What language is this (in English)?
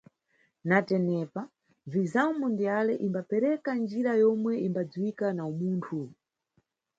Nyungwe